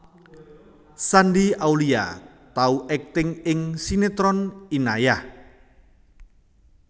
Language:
Javanese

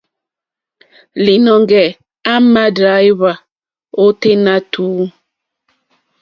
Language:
Mokpwe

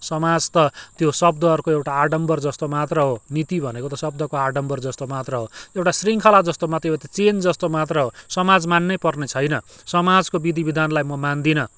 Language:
Nepali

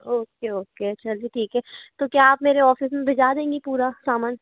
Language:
Hindi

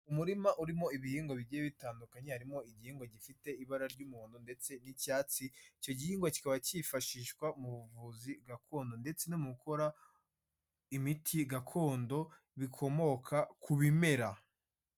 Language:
Kinyarwanda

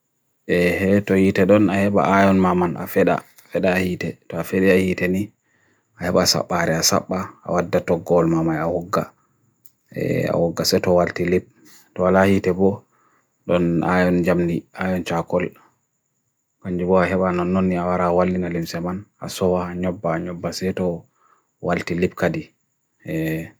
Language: Bagirmi Fulfulde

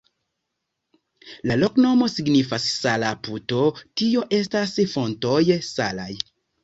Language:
Esperanto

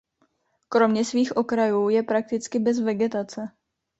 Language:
Czech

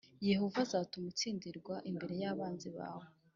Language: Kinyarwanda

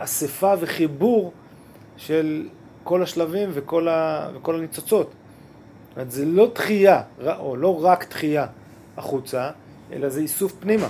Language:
Hebrew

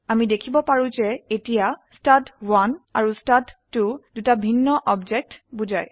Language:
Assamese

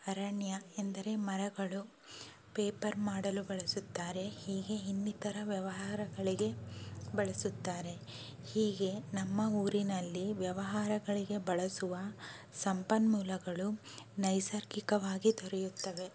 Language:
Kannada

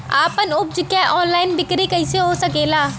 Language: Bhojpuri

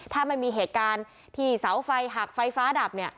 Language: Thai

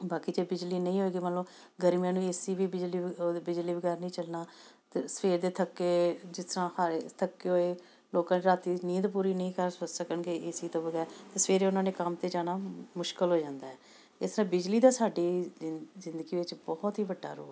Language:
Punjabi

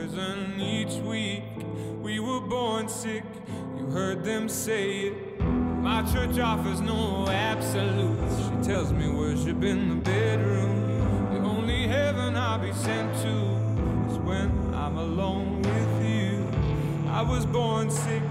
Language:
Greek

